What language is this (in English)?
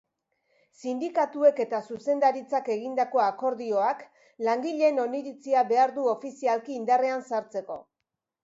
Basque